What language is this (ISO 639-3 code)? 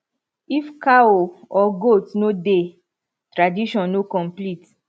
pcm